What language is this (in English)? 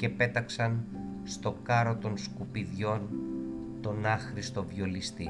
Greek